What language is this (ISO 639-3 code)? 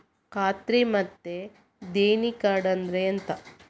kan